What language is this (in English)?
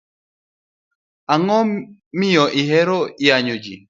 Luo (Kenya and Tanzania)